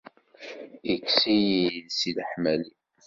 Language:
Kabyle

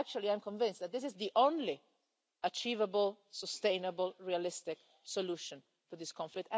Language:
English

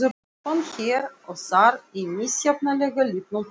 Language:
Icelandic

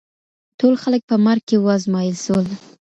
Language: Pashto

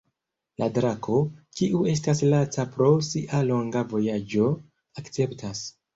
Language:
Esperanto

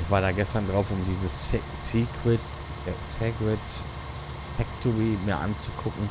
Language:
German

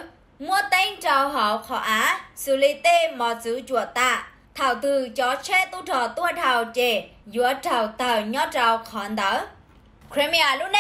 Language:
Vietnamese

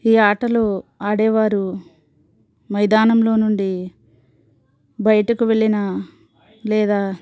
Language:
Telugu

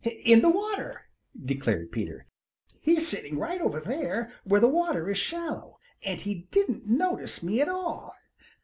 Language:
English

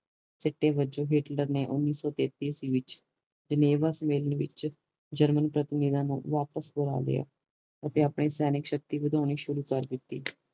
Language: Punjabi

